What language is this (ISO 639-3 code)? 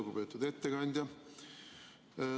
est